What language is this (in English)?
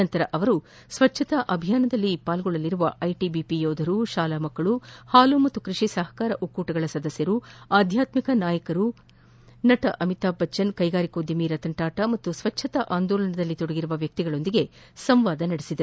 Kannada